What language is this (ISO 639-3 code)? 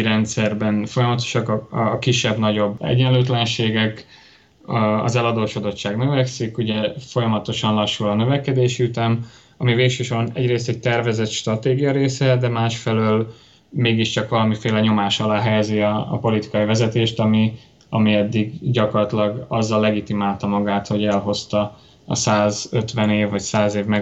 hun